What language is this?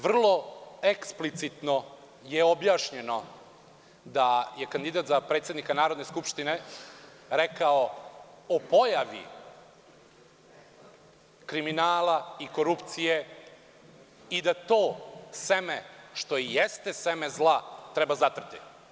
Serbian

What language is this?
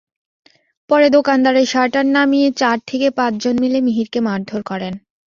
Bangla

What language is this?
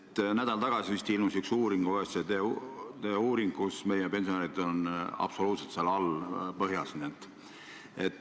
Estonian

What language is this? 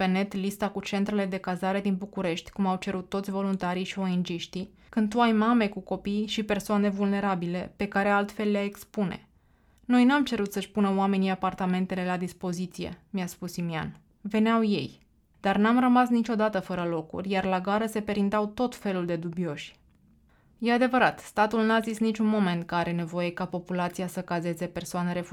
Romanian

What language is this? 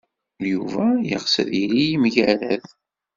Kabyle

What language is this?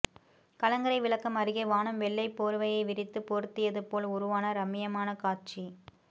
Tamil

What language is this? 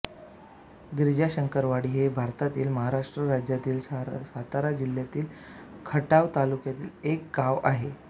Marathi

